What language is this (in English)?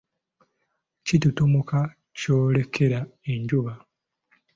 Ganda